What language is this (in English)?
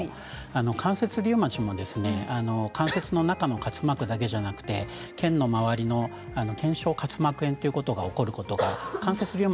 Japanese